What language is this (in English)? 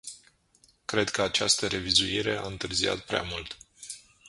Romanian